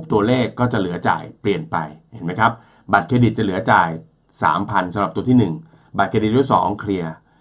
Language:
Thai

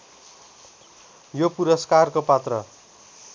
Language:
Nepali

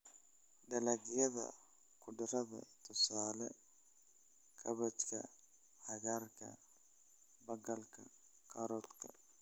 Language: Somali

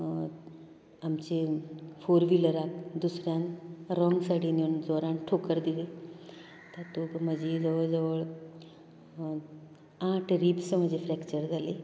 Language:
Konkani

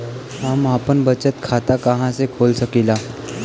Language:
Bhojpuri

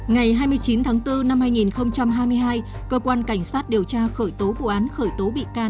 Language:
Vietnamese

